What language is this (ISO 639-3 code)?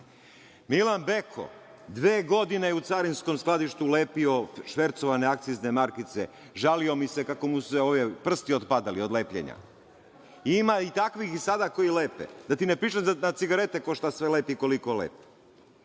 srp